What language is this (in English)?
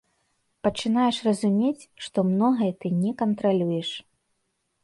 Belarusian